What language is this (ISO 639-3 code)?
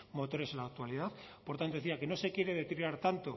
spa